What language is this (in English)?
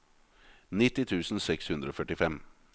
Norwegian